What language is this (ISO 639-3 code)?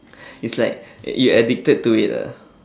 eng